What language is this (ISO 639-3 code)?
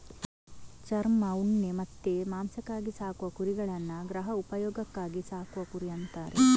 kan